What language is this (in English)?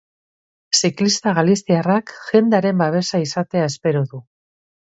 Basque